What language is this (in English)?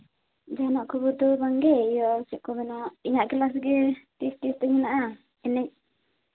Santali